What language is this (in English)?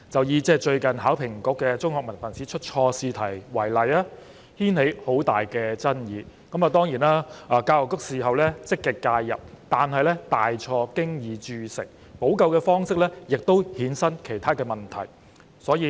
Cantonese